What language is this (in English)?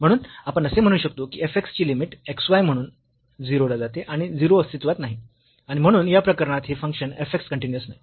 Marathi